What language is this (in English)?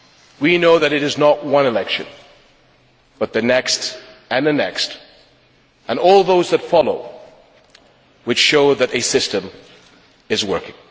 English